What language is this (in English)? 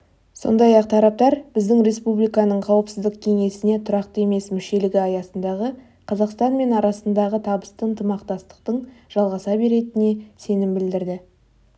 Kazakh